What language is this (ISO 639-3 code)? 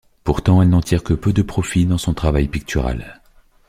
fra